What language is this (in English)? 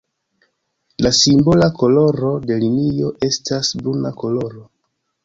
Esperanto